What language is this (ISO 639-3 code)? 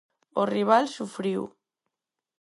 glg